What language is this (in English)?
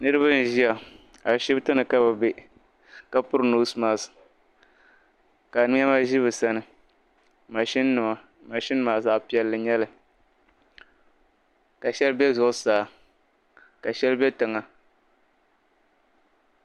Dagbani